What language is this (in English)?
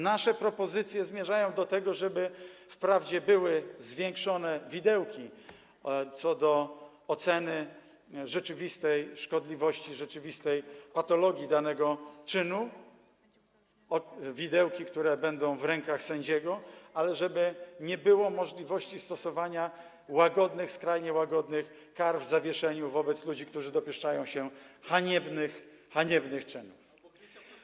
Polish